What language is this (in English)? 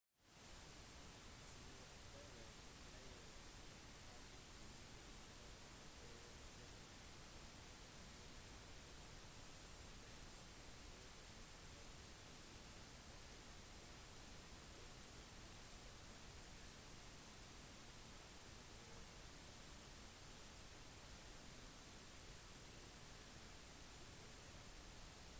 Norwegian Bokmål